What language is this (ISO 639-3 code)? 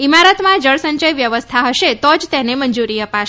guj